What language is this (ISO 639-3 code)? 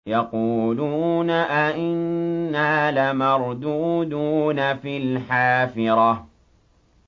ara